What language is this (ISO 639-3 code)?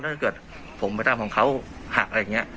tha